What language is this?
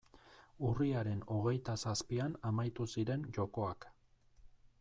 Basque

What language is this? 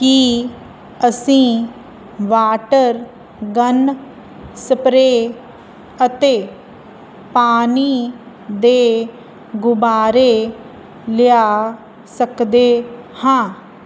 Punjabi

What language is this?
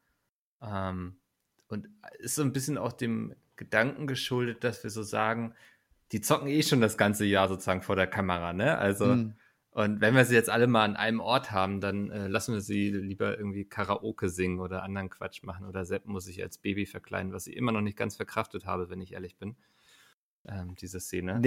German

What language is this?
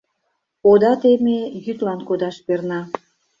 Mari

